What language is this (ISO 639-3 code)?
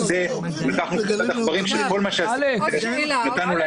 heb